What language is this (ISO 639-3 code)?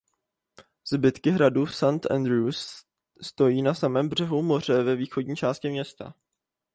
ces